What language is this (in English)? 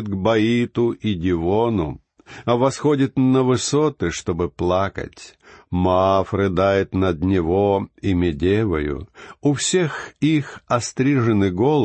Russian